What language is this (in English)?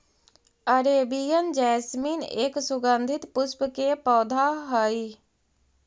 Magahi